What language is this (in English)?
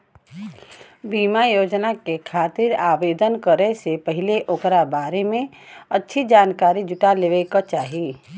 Bhojpuri